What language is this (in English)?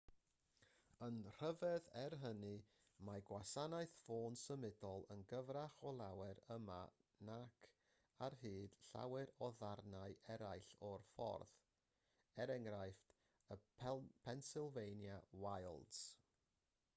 Welsh